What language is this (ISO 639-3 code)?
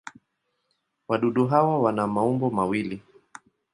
swa